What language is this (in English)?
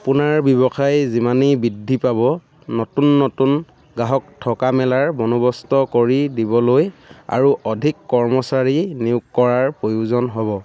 Assamese